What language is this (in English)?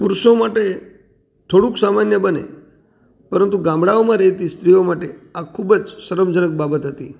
Gujarati